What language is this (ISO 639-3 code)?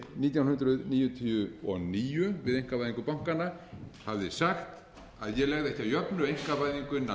isl